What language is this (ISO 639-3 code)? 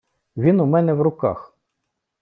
ukr